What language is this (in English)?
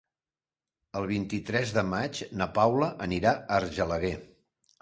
Catalan